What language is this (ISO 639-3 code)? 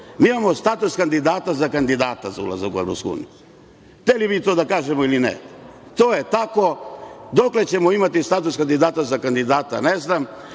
srp